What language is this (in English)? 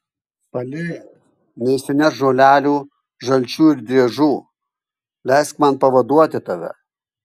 Lithuanian